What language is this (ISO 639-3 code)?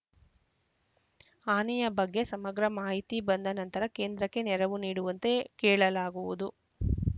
kan